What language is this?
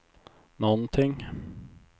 Swedish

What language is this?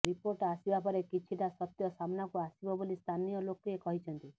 Odia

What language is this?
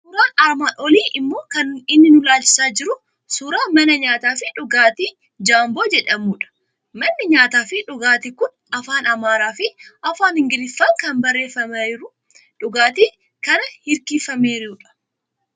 Oromo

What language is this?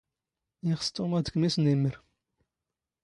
Standard Moroccan Tamazight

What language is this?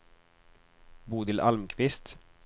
Swedish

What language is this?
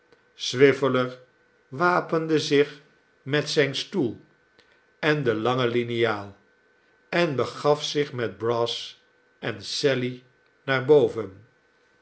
Dutch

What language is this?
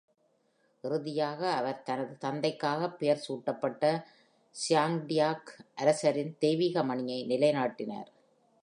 Tamil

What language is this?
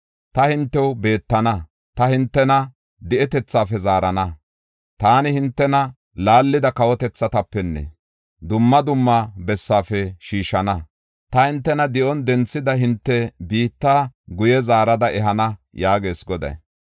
Gofa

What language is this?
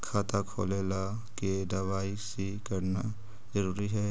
Magahi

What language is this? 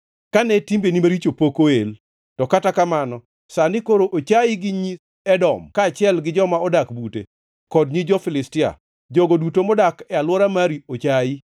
Luo (Kenya and Tanzania)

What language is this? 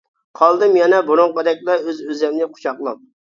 Uyghur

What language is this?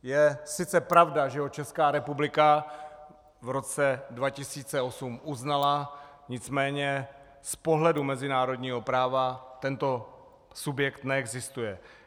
Czech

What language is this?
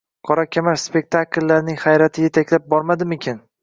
Uzbek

